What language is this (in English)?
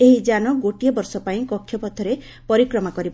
Odia